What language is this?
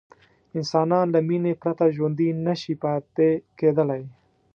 Pashto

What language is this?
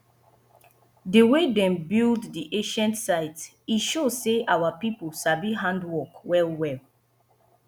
Nigerian Pidgin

